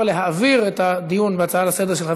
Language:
Hebrew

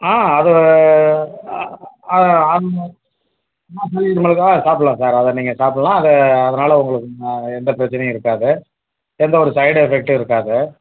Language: Tamil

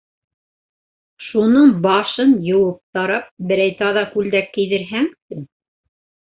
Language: Bashkir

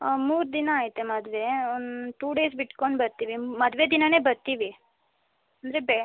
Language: Kannada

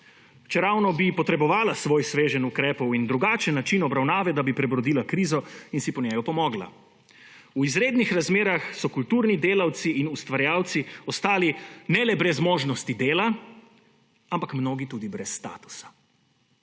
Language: Slovenian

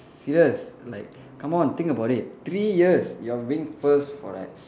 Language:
English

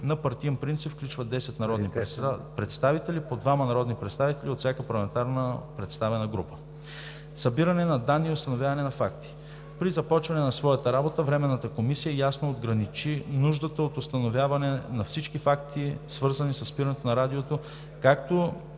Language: Bulgarian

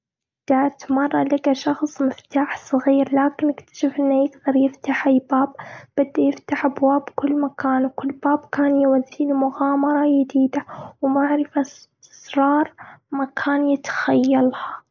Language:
Gulf Arabic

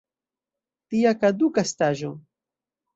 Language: Esperanto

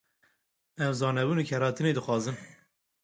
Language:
Kurdish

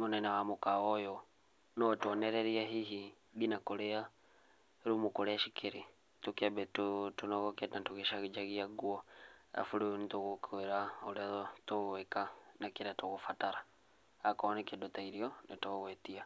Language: Kikuyu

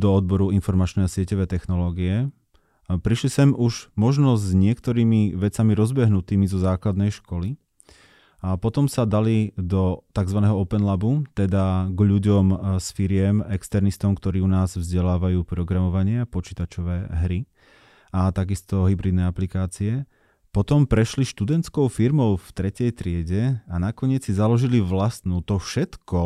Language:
Slovak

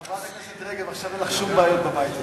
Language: Hebrew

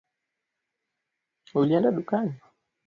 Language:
Swahili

